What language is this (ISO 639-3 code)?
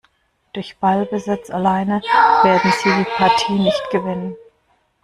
deu